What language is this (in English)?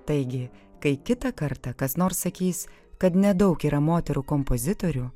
Lithuanian